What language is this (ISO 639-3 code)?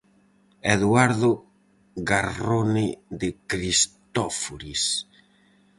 glg